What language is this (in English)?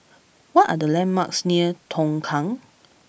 English